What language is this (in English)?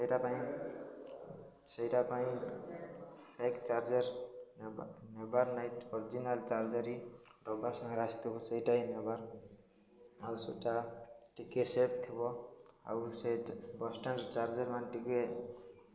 Odia